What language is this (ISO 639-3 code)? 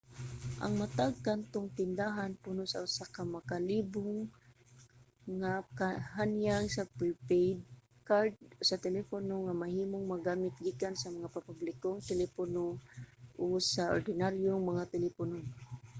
ceb